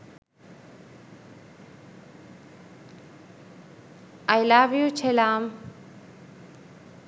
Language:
Sinhala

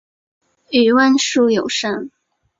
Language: Chinese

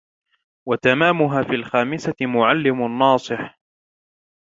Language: Arabic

